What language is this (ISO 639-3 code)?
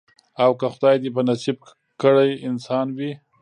pus